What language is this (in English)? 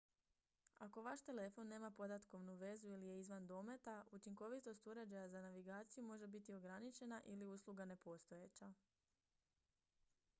Croatian